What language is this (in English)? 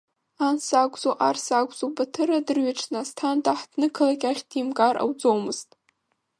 Abkhazian